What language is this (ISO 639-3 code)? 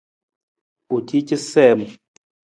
nmz